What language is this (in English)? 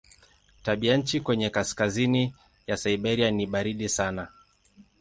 Swahili